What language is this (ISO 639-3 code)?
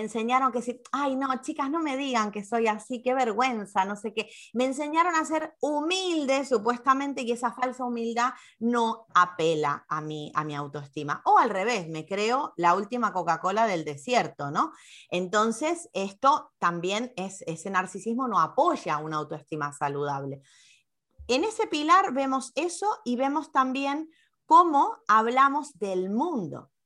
spa